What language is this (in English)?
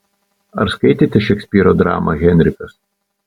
Lithuanian